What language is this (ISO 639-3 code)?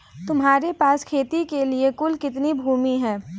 hin